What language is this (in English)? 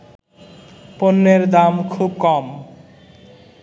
Bangla